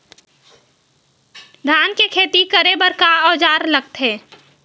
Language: Chhattisgarhi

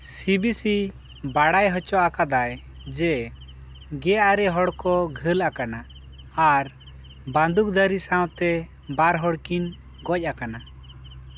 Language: Santali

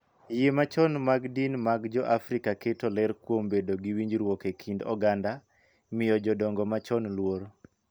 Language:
Luo (Kenya and Tanzania)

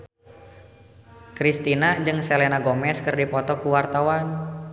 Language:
Sundanese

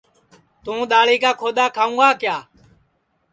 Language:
Sansi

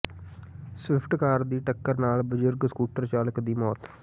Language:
Punjabi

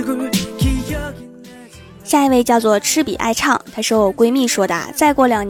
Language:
Chinese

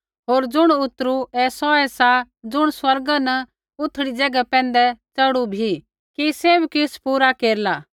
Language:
Kullu Pahari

